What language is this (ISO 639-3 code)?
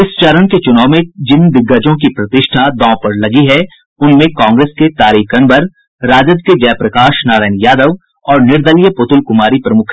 hin